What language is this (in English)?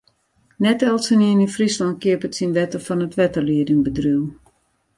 Western Frisian